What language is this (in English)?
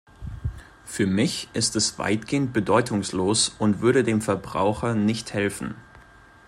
German